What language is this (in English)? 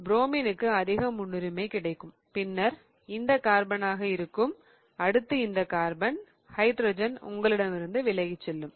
Tamil